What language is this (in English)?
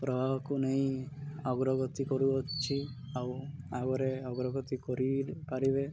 Odia